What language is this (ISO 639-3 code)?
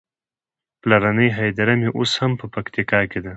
pus